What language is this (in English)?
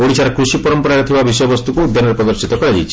Odia